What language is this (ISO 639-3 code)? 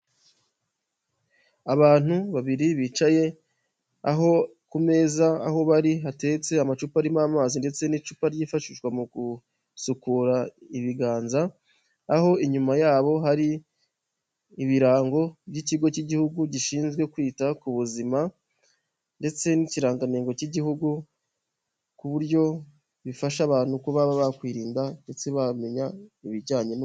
kin